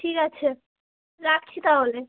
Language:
Bangla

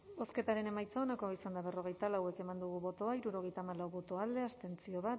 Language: Basque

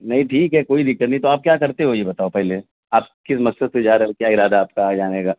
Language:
Urdu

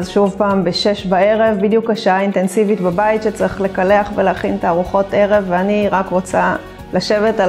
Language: Hebrew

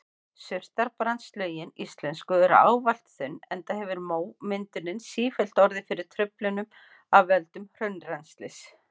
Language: Icelandic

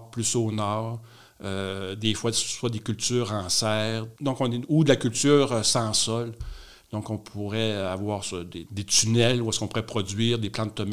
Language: French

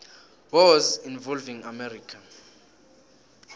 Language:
South Ndebele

